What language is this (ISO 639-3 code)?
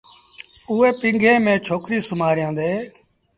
sbn